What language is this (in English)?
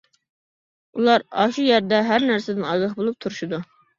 Uyghur